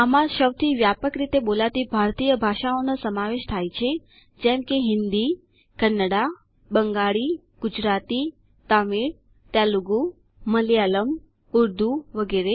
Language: Gujarati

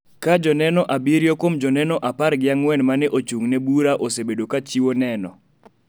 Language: Luo (Kenya and Tanzania)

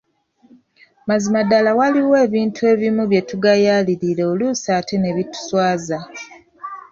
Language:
Ganda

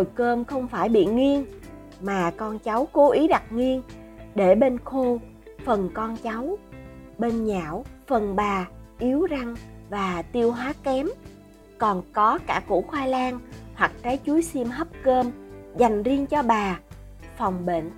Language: Vietnamese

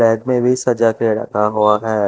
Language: Hindi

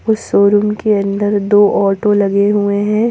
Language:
Hindi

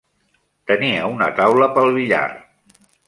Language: Catalan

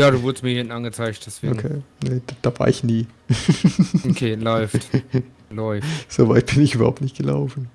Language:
German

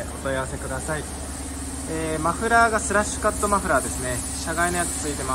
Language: Japanese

